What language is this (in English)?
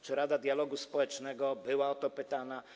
Polish